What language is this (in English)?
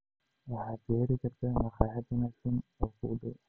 Somali